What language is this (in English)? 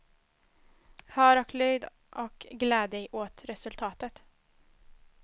Swedish